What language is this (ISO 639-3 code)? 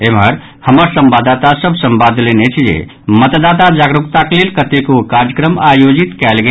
mai